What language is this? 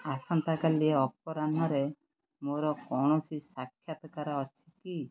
Odia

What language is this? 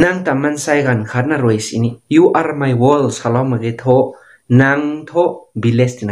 Thai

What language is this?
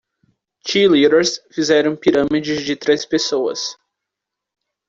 Portuguese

